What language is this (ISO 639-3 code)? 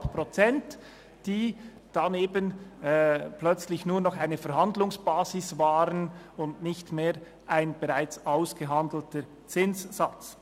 gsw